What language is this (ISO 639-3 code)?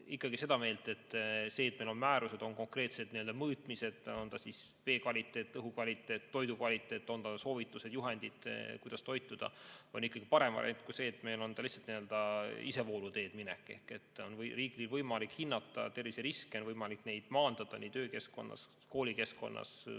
est